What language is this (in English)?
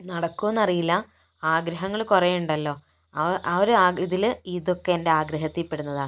Malayalam